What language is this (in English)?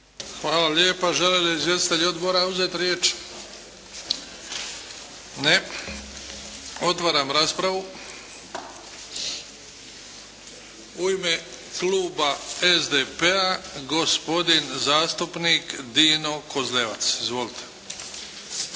Croatian